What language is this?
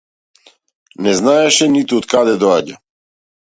Macedonian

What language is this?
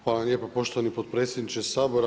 Croatian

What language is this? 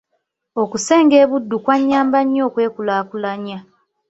Ganda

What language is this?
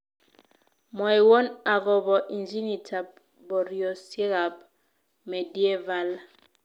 Kalenjin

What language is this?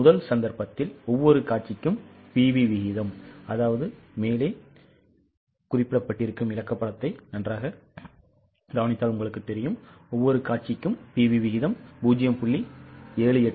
Tamil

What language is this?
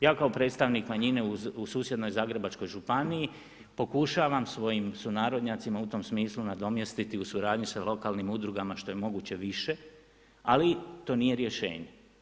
Croatian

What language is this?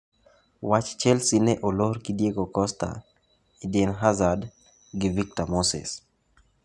Luo (Kenya and Tanzania)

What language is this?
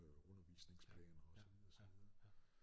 Danish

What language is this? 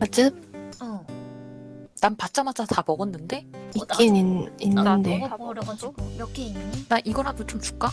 Korean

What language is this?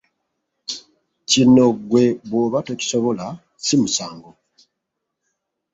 Ganda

